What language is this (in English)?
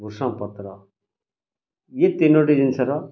Odia